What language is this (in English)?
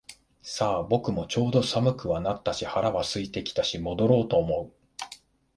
Japanese